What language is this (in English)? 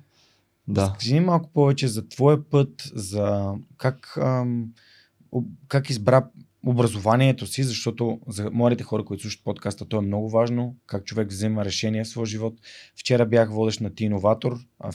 Bulgarian